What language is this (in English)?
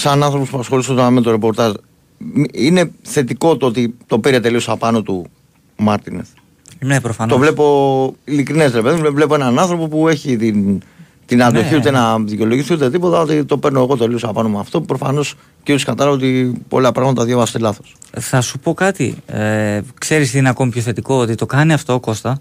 Greek